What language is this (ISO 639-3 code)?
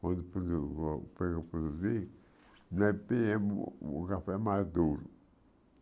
por